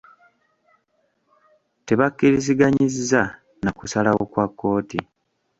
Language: Ganda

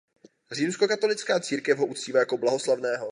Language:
Czech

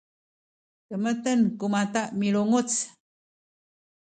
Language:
Sakizaya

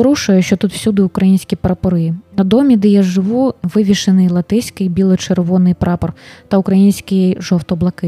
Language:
Ukrainian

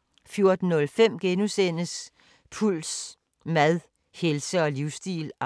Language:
Danish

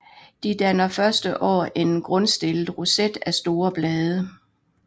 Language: Danish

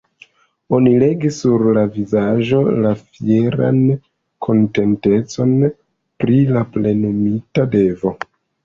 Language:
Esperanto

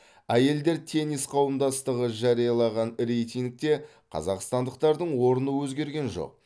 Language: Kazakh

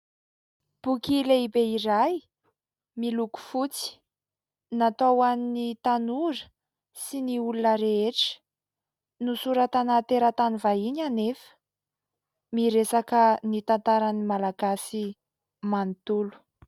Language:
Malagasy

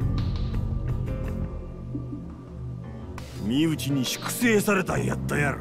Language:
Japanese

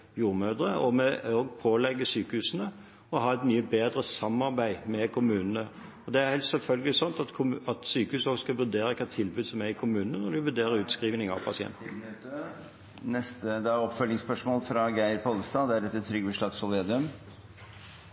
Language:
Norwegian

